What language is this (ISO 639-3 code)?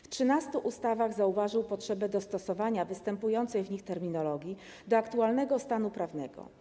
pol